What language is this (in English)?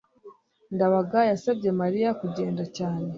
Kinyarwanda